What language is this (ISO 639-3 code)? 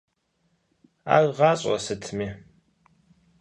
kbd